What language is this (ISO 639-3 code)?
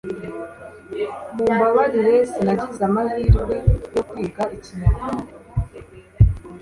kin